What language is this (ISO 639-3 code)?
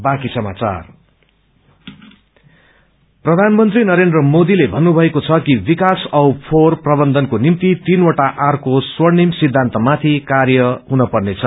nep